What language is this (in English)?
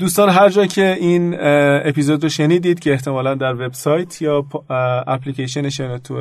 Persian